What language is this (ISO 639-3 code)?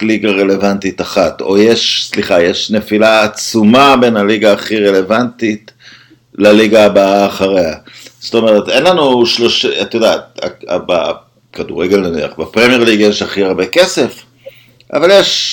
heb